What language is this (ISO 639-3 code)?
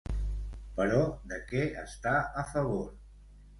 cat